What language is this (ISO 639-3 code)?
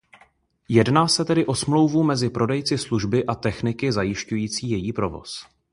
ces